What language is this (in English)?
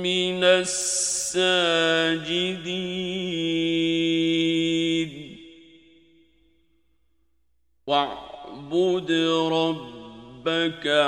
Arabic